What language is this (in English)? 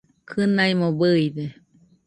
Nüpode Huitoto